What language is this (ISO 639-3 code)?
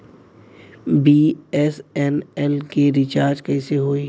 bho